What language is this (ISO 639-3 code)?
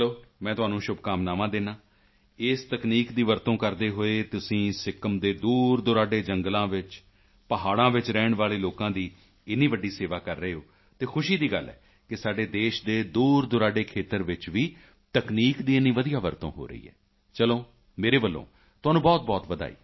pan